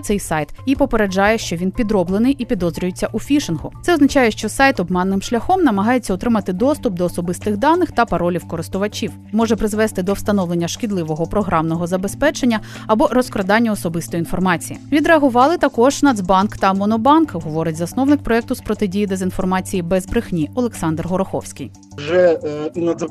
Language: Ukrainian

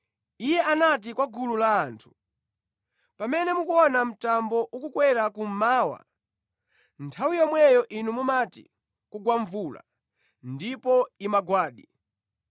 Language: Nyanja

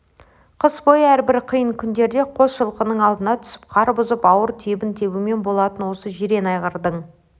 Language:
Kazakh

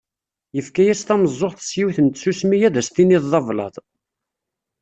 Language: Kabyle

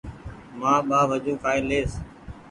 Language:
Goaria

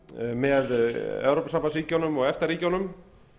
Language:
Icelandic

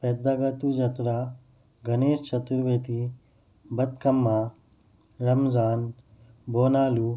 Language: Urdu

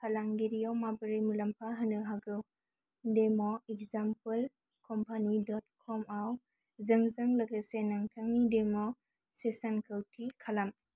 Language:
Bodo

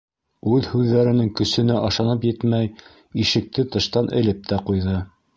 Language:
Bashkir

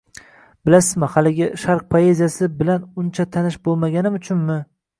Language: Uzbek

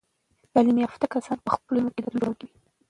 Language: Pashto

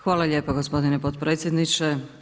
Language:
Croatian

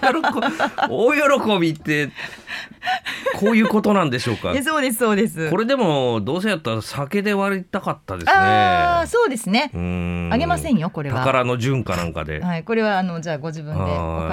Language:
Japanese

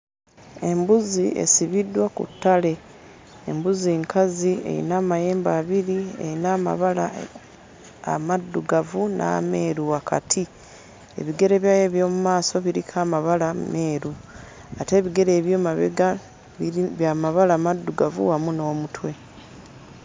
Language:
Ganda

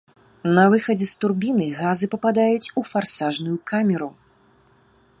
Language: Belarusian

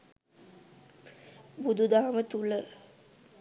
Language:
Sinhala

